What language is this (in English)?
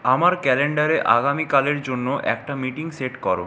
Bangla